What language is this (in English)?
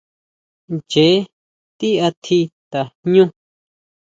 Huautla Mazatec